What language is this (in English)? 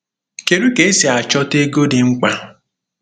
Igbo